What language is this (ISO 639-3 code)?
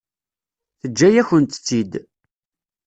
kab